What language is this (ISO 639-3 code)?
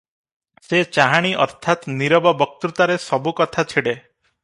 ori